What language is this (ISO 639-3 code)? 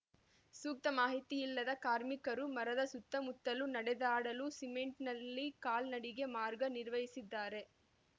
kan